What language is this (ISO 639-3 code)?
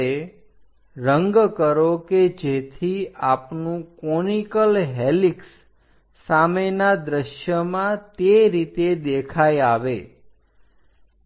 guj